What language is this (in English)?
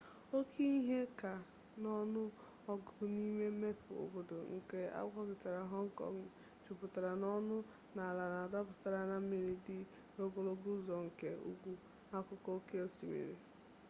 Igbo